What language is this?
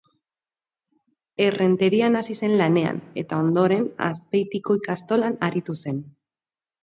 Basque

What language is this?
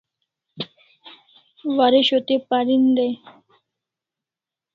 Kalasha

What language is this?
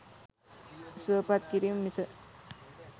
Sinhala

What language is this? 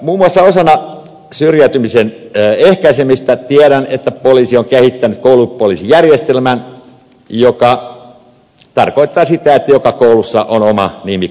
Finnish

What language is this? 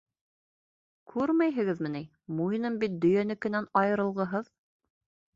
Bashkir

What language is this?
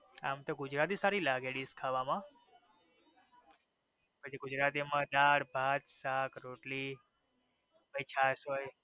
Gujarati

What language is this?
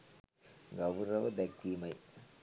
Sinhala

